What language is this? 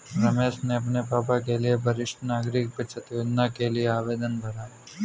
Hindi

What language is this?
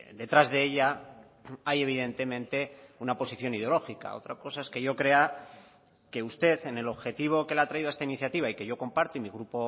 Spanish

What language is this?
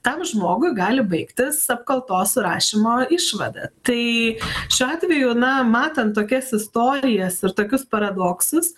Lithuanian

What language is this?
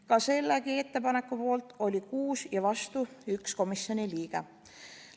Estonian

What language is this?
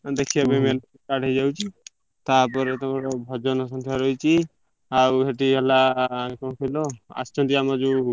Odia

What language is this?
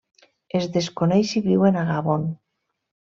Catalan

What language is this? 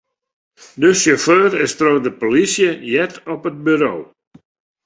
Western Frisian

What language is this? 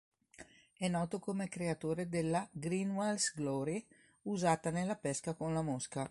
Italian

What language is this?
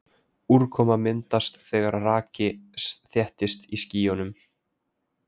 Icelandic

